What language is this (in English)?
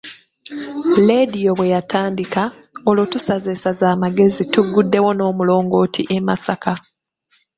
Ganda